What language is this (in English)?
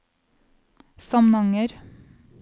Norwegian